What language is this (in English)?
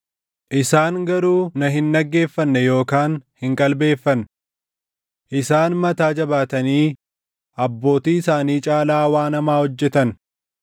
Oromo